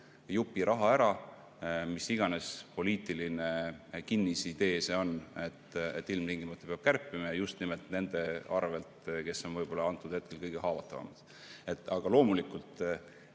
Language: Estonian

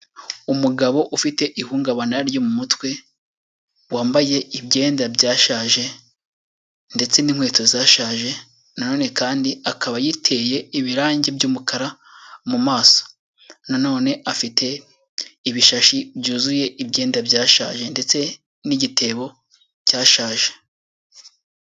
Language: Kinyarwanda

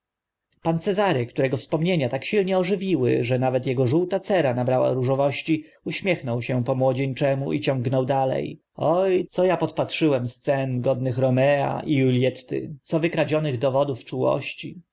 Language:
Polish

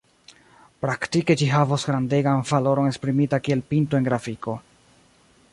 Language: Esperanto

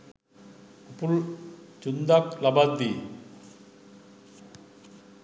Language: Sinhala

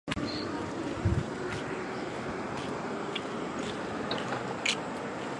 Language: Chinese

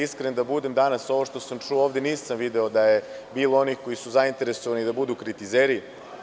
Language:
Serbian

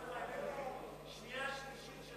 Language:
Hebrew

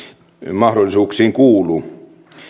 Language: Finnish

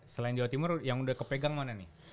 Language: Indonesian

